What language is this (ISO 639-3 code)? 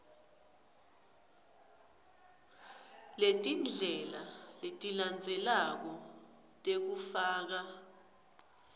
ssw